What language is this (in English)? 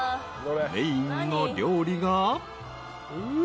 Japanese